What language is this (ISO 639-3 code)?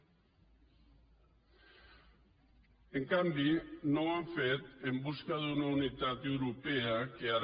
cat